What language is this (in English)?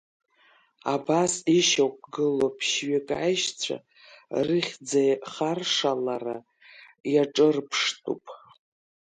Abkhazian